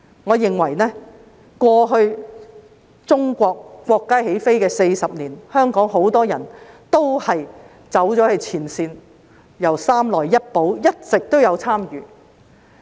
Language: Cantonese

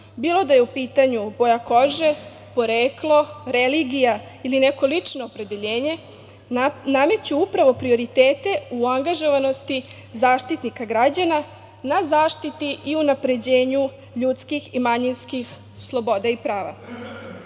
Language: Serbian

